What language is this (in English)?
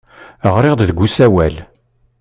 Kabyle